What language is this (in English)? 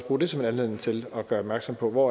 Danish